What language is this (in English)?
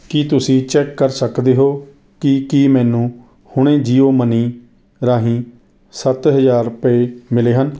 Punjabi